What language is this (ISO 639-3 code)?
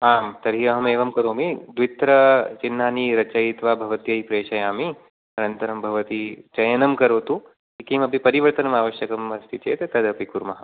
san